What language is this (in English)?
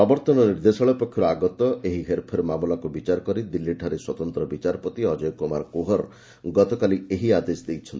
Odia